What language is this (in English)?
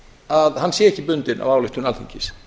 Icelandic